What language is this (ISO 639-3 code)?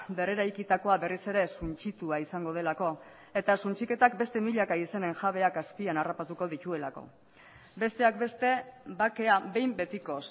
eus